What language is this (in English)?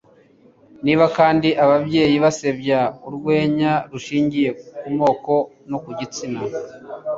Kinyarwanda